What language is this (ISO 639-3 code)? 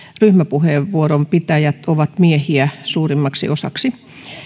fin